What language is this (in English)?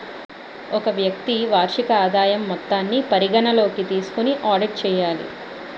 Telugu